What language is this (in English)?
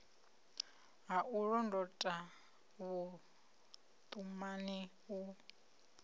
Venda